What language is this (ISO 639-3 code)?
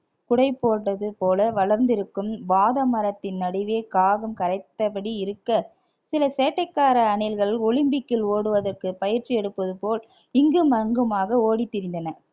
tam